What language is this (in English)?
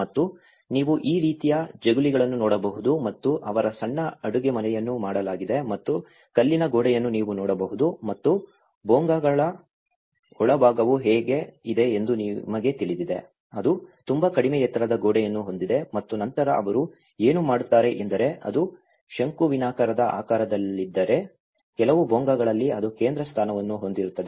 Kannada